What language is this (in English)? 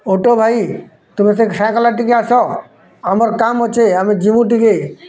Odia